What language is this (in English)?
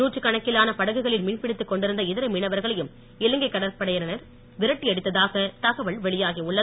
Tamil